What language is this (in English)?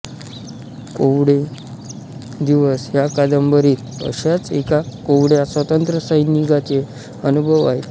Marathi